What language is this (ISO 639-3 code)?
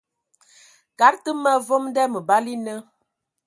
ewo